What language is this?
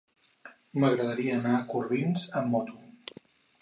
Catalan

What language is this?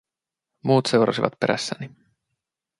Finnish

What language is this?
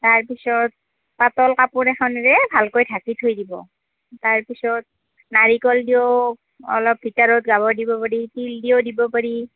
Assamese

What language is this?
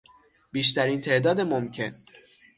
Persian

